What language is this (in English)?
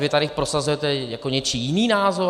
Czech